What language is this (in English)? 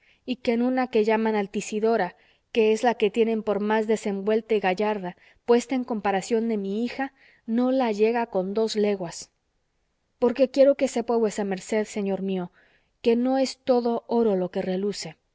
Spanish